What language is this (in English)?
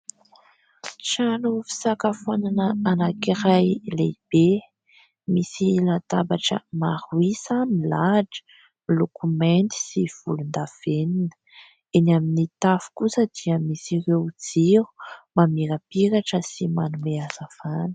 Malagasy